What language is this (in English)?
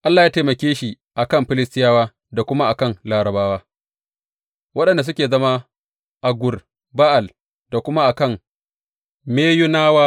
Hausa